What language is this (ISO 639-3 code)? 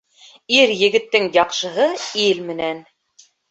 bak